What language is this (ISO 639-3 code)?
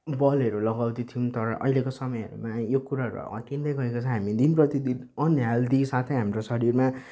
nep